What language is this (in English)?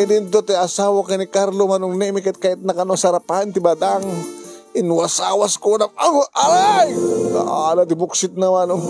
Filipino